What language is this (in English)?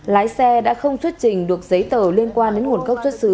Vietnamese